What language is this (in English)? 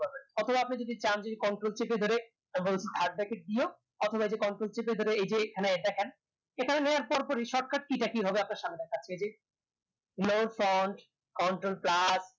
Bangla